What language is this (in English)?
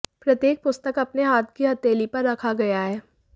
Hindi